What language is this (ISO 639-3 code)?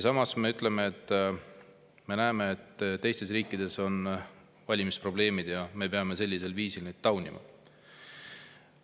est